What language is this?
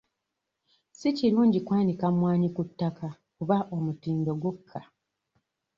Ganda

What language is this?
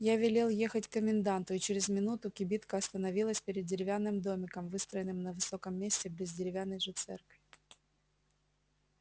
Russian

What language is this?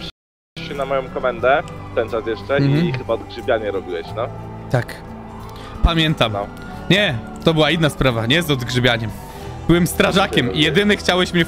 Polish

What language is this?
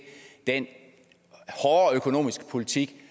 Danish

